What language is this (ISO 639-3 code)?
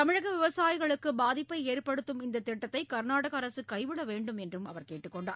tam